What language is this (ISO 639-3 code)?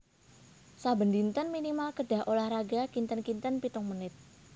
jav